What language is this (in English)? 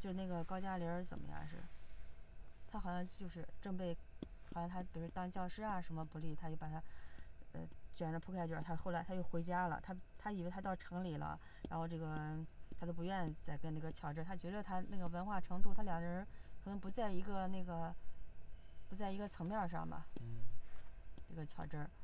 Chinese